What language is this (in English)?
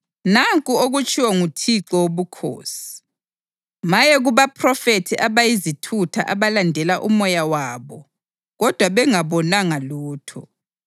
North Ndebele